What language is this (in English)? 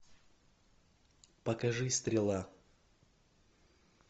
Russian